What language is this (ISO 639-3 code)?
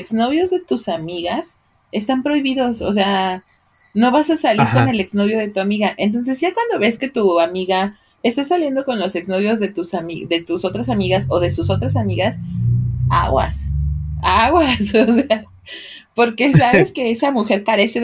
spa